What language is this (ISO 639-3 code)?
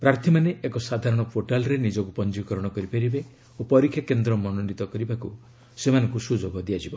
ori